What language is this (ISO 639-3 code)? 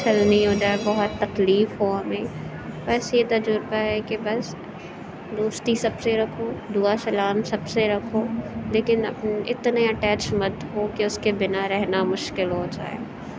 urd